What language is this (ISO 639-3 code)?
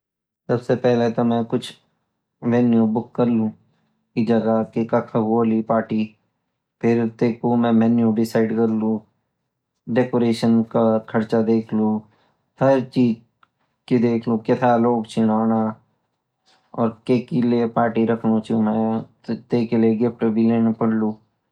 gbm